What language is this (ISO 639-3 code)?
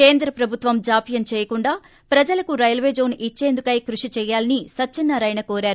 tel